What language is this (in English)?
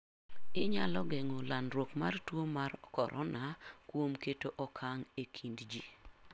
Luo (Kenya and Tanzania)